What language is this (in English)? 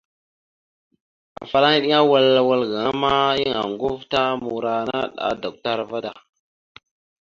Mada (Cameroon)